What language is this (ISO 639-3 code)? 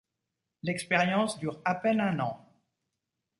fra